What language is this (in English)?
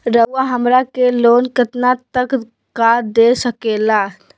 Magahi